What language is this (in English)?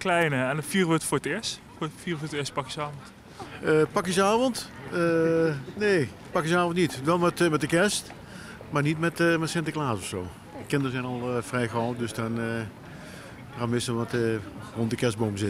Dutch